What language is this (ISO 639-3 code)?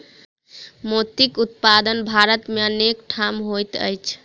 mai